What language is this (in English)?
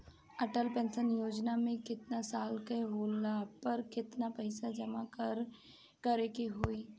Bhojpuri